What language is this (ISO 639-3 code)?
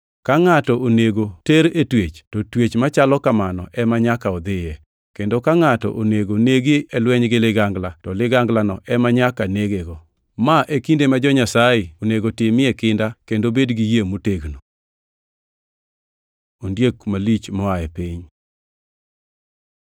luo